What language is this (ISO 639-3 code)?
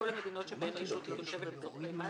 heb